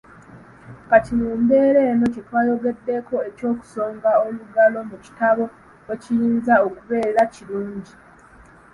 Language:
Ganda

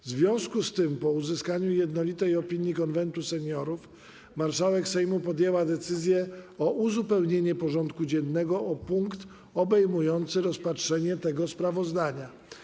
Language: Polish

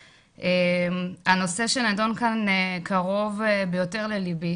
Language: Hebrew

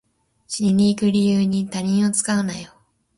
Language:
Japanese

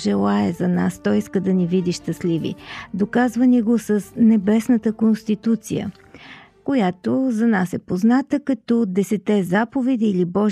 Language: Bulgarian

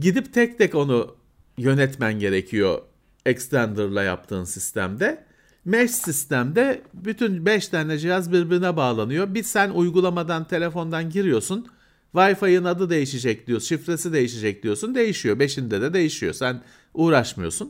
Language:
Turkish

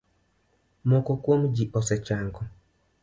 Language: Luo (Kenya and Tanzania)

